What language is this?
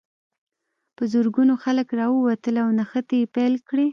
Pashto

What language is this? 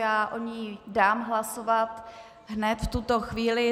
Czech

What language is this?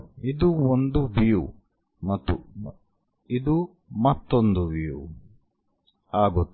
Kannada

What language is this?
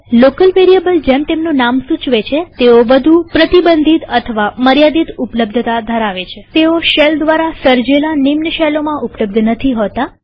Gujarati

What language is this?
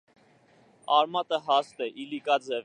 Armenian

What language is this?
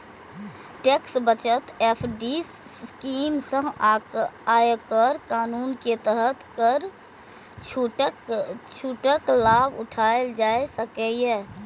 Maithili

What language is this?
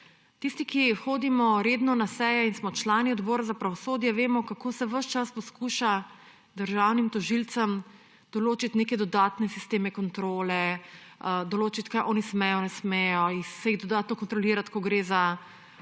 Slovenian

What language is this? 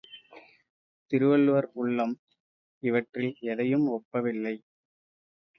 Tamil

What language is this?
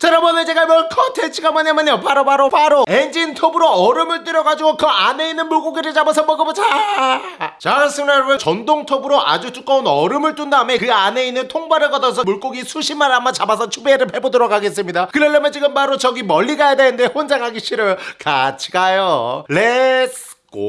Korean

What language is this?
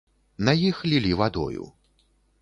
Belarusian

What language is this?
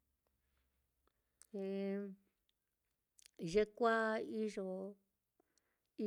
Mitlatongo Mixtec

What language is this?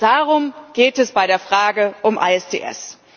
German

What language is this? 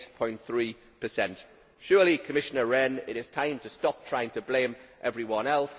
English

